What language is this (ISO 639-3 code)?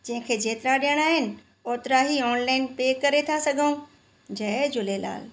snd